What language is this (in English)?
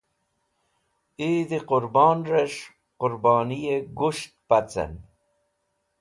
Wakhi